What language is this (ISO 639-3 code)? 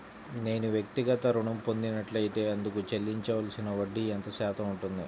tel